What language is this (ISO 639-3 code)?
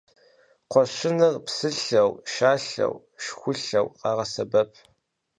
kbd